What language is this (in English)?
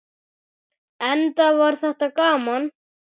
Icelandic